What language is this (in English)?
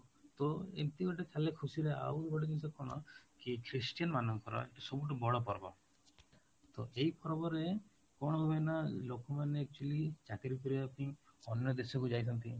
Odia